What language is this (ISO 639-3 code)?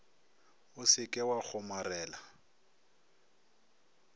nso